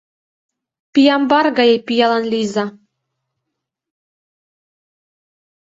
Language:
Mari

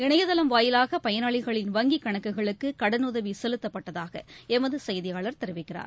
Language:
Tamil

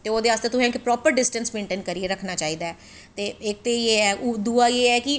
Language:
Dogri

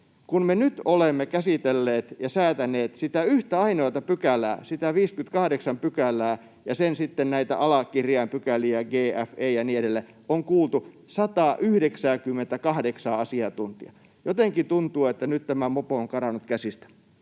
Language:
Finnish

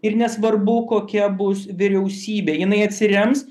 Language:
Lithuanian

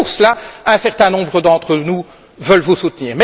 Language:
French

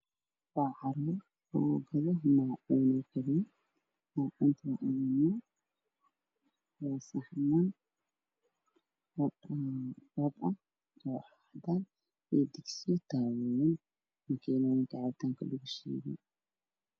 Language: Somali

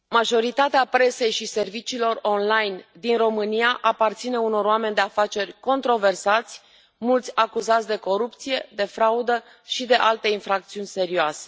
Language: Romanian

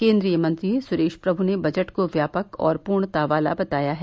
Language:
Hindi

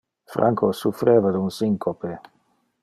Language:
Interlingua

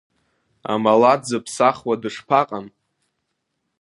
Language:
Abkhazian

